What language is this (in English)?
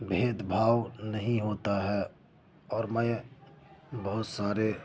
Urdu